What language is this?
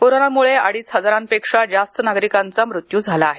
Marathi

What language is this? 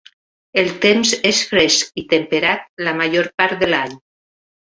Catalan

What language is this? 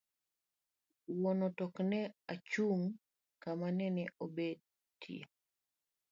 Luo (Kenya and Tanzania)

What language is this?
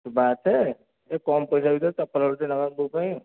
Odia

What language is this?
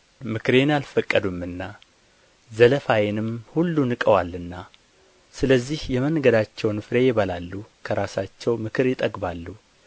Amharic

